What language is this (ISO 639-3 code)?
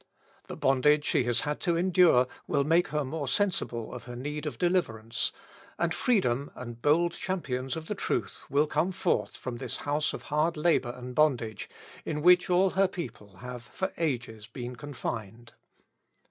eng